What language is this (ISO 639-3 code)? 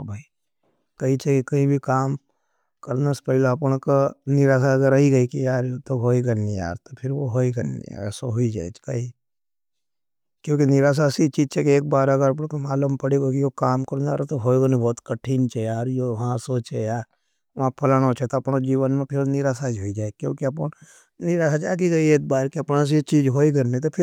noe